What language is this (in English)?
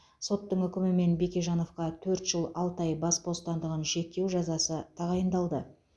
Kazakh